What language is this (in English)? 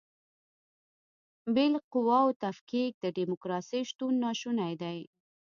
Pashto